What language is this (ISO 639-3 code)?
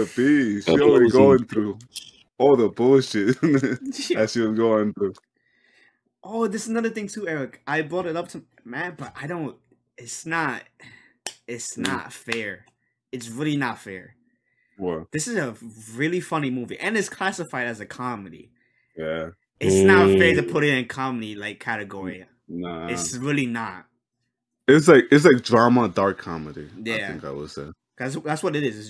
eng